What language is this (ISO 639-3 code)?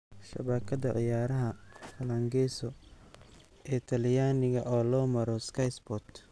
som